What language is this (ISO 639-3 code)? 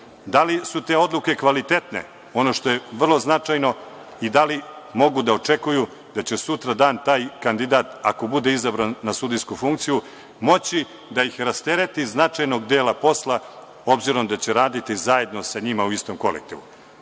srp